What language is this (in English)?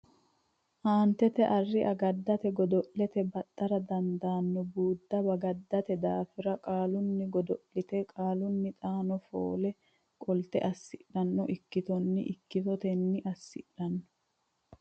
Sidamo